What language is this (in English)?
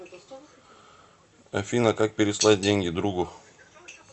Russian